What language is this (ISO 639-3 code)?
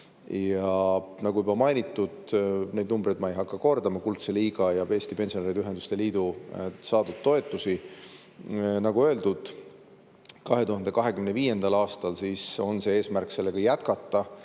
est